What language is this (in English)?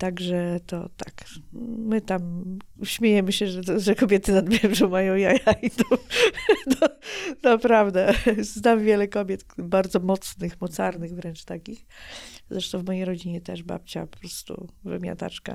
Polish